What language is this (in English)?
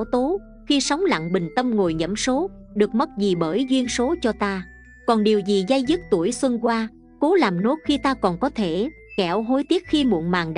Vietnamese